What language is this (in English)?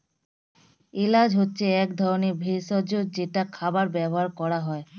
Bangla